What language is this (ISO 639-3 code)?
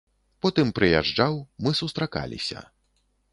bel